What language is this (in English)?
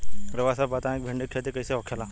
Bhojpuri